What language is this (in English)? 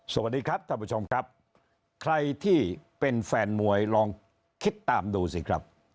Thai